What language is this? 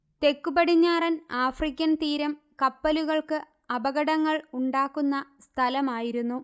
Malayalam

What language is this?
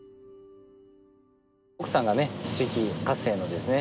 Japanese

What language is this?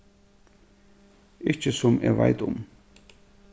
Faroese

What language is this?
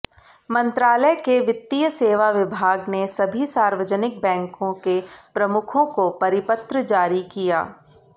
Hindi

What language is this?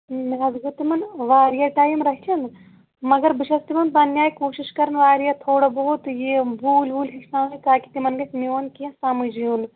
Kashmiri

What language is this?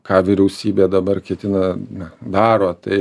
Lithuanian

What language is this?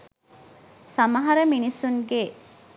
Sinhala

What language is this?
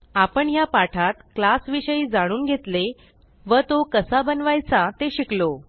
Marathi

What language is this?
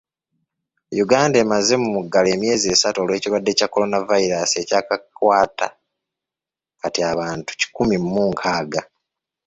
Ganda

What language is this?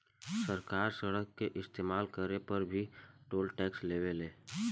Bhojpuri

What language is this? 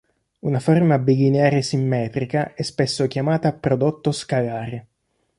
Italian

